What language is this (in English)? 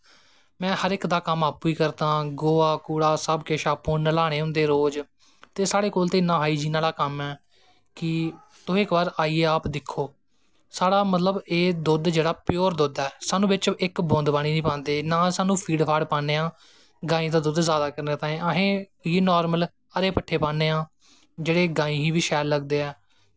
Dogri